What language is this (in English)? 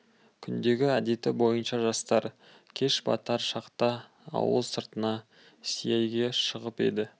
Kazakh